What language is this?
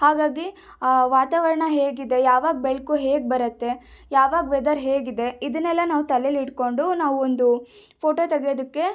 Kannada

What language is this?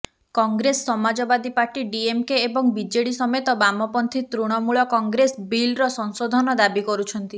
Odia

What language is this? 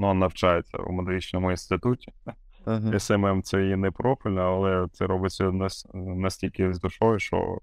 Ukrainian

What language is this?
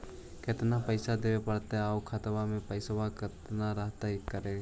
Magahi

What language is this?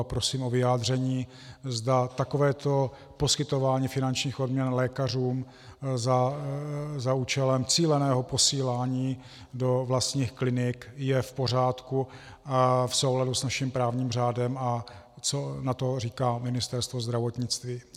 Czech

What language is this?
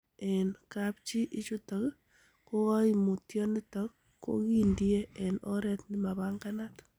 Kalenjin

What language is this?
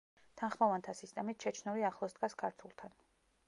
Georgian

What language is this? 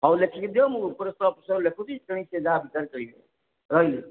Odia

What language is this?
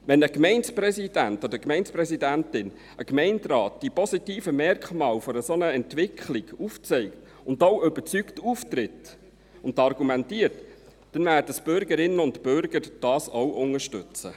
Swiss German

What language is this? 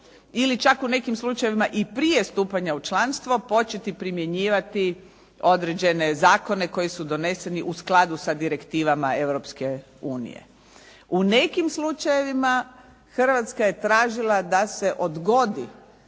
Croatian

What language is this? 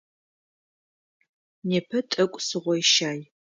Adyghe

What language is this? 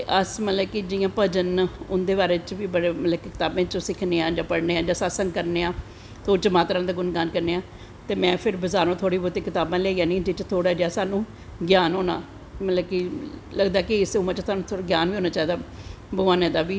Dogri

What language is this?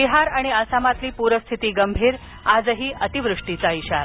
Marathi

